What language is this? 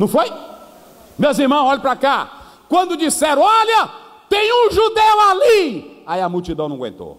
Portuguese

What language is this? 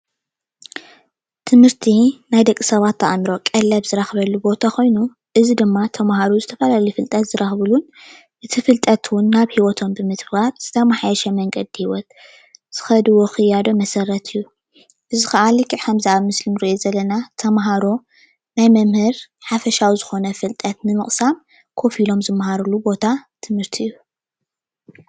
Tigrinya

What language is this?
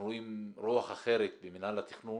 Hebrew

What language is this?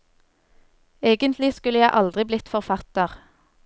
Norwegian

